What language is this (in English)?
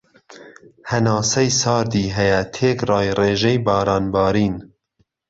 Central Kurdish